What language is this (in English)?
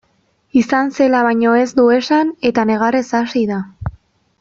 Basque